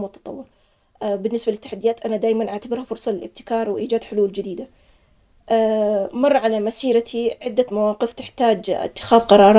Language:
Omani Arabic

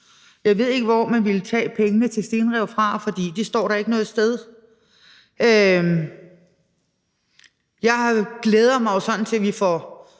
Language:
Danish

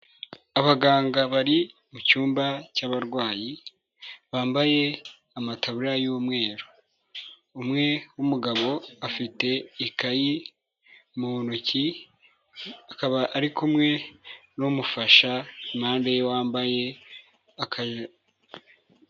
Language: Kinyarwanda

